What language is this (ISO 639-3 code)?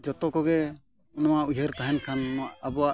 sat